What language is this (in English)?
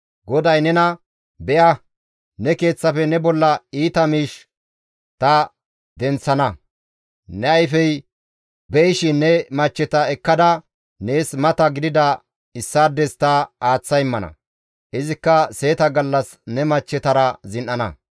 Gamo